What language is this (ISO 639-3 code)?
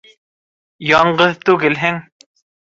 bak